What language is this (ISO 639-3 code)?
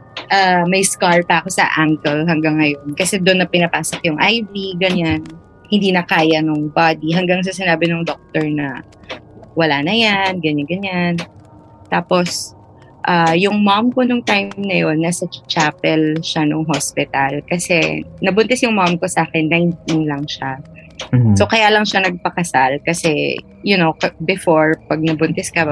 fil